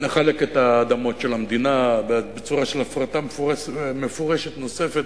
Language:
Hebrew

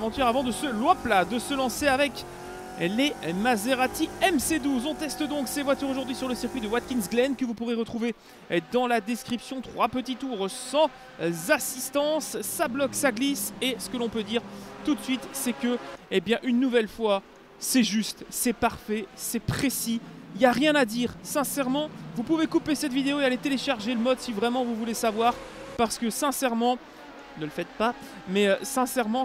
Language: French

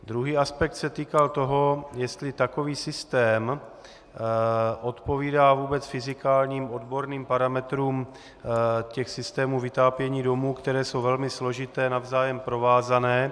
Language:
Czech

